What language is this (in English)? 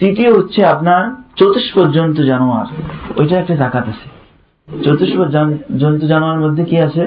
Bangla